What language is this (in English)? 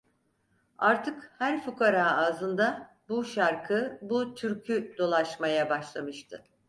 Turkish